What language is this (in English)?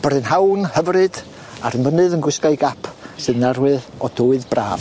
Welsh